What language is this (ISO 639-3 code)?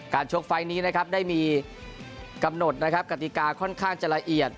tha